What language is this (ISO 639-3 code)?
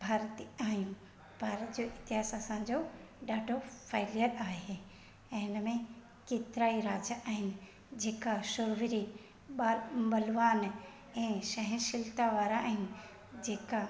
snd